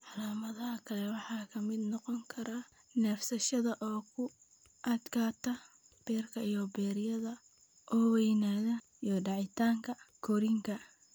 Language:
Somali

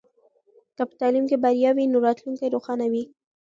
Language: Pashto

